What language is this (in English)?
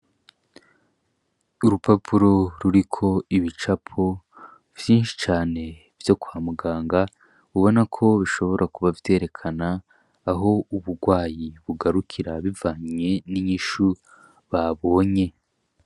Rundi